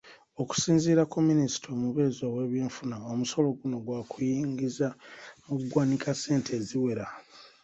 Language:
Ganda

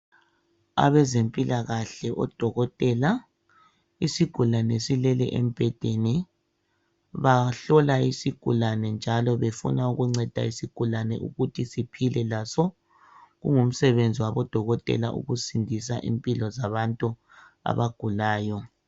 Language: North Ndebele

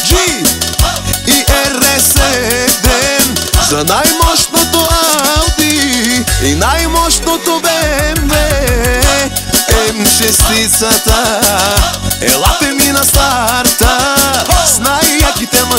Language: Romanian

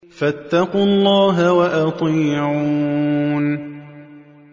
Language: Arabic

